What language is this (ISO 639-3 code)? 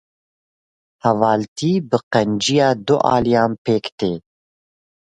kur